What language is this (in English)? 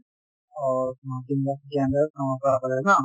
Assamese